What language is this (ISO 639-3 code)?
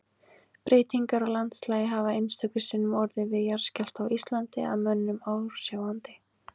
isl